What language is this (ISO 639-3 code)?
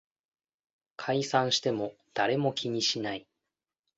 jpn